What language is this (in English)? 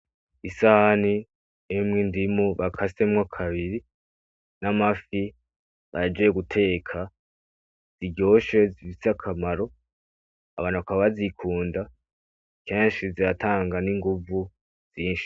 Rundi